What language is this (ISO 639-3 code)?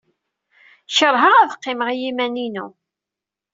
kab